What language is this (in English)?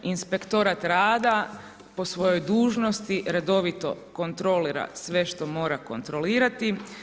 Croatian